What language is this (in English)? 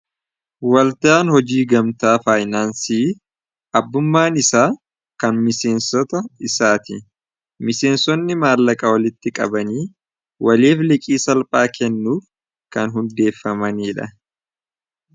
Oromo